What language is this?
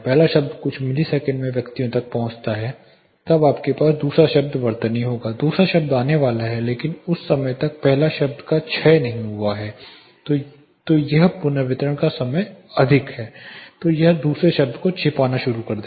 Hindi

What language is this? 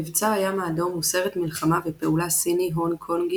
Hebrew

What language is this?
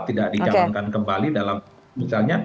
Indonesian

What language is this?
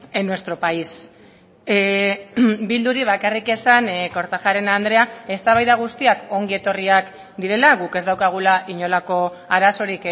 Basque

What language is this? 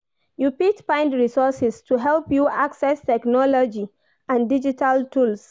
Nigerian Pidgin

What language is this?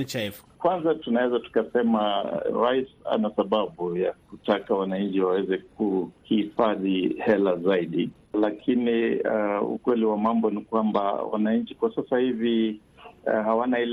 Swahili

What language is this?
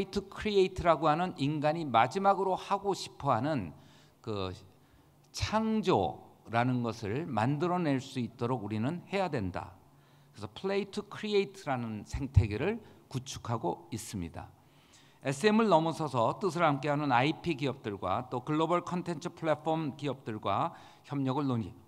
Korean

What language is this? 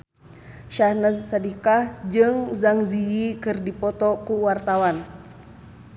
Sundanese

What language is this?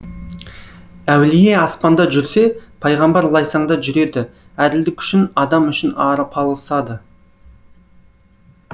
Kazakh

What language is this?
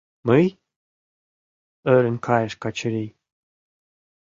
Mari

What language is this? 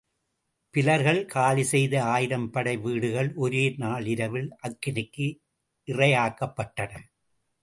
Tamil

